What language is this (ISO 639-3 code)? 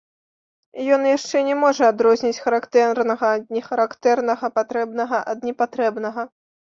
bel